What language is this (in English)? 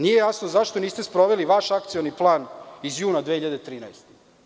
Serbian